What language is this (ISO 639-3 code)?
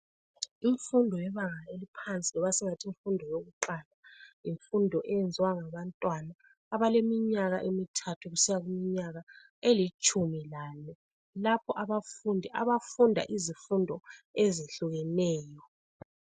nde